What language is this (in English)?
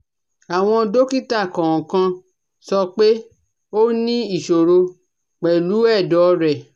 Yoruba